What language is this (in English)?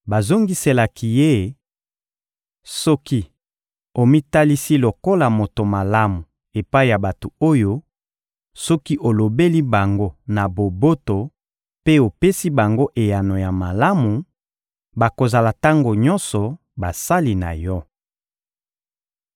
Lingala